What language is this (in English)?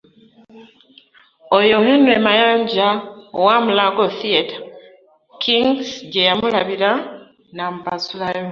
Ganda